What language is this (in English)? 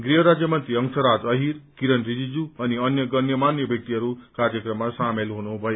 Nepali